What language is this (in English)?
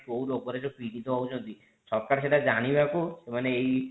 Odia